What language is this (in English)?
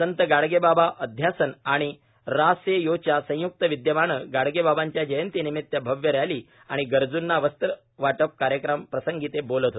Marathi